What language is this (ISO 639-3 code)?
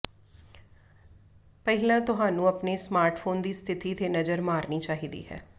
pan